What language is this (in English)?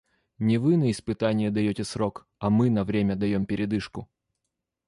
Russian